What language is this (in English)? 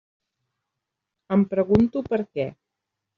Catalan